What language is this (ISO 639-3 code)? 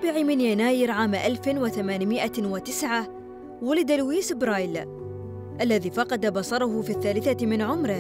ara